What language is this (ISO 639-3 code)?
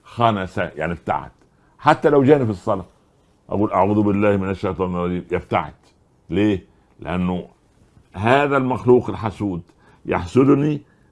ara